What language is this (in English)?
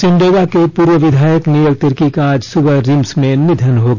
Hindi